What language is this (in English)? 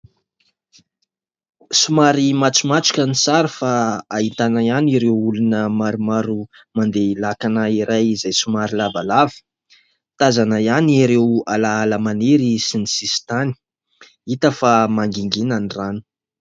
Malagasy